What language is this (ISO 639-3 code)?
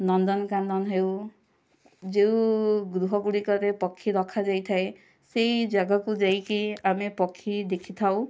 ori